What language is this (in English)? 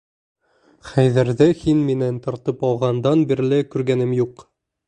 Bashkir